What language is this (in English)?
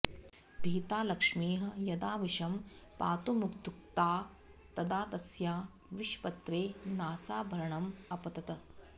Sanskrit